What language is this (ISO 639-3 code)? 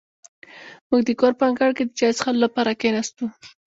pus